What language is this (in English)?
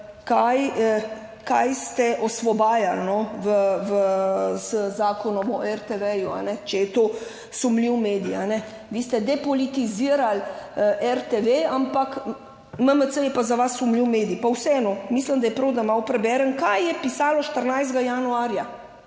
Slovenian